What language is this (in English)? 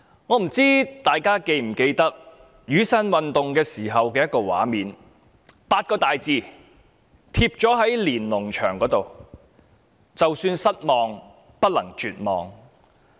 Cantonese